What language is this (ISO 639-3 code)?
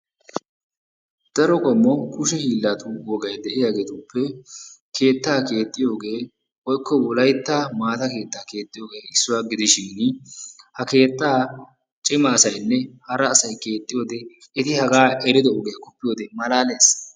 wal